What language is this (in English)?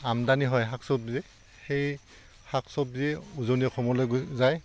Assamese